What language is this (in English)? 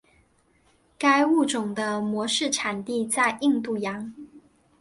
Chinese